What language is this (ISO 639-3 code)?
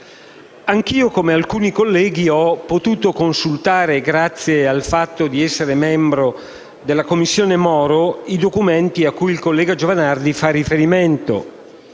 ita